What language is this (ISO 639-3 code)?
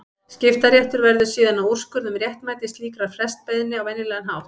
isl